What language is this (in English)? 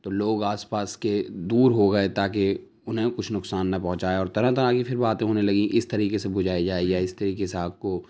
Urdu